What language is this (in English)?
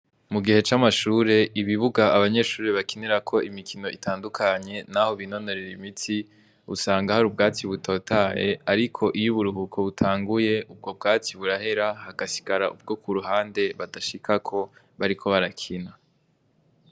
Rundi